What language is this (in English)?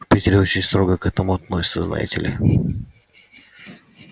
Russian